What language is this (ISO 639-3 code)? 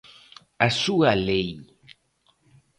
glg